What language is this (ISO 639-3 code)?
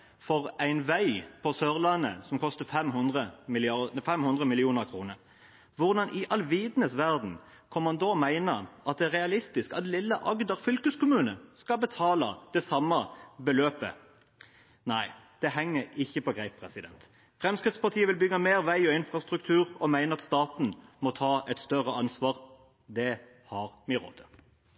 nob